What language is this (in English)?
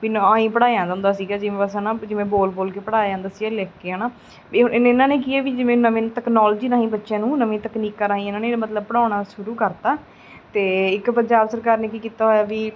Punjabi